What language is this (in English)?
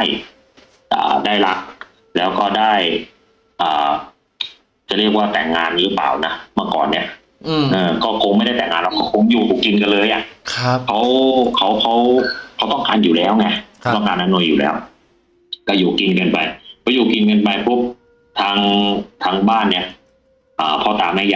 Thai